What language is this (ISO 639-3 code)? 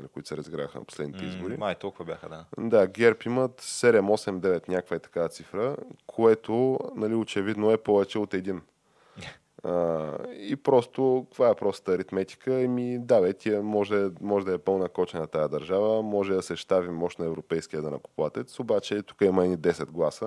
bul